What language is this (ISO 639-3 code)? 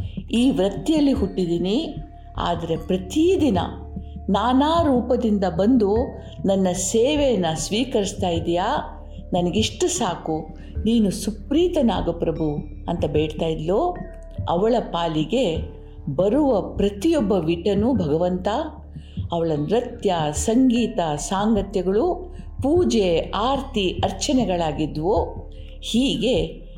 kan